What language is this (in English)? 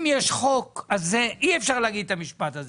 Hebrew